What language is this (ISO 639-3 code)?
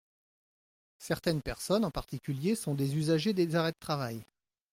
fra